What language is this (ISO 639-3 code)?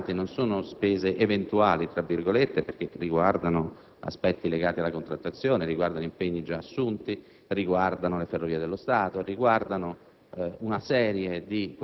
ita